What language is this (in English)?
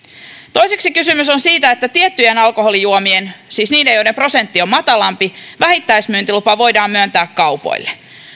Finnish